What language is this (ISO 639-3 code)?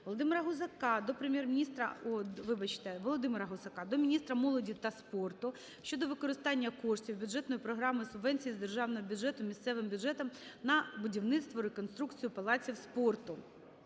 ukr